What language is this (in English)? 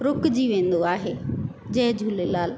Sindhi